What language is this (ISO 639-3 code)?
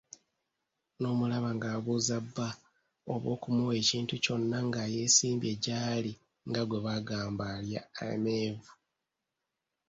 lug